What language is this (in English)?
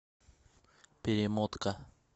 Russian